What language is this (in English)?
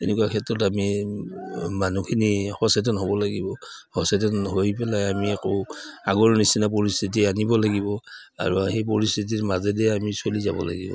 Assamese